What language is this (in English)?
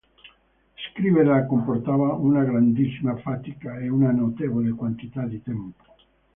Italian